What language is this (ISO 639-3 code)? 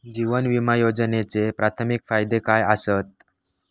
mar